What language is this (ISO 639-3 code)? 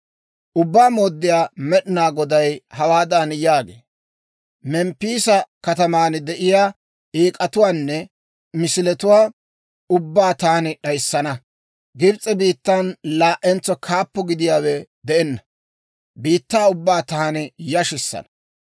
dwr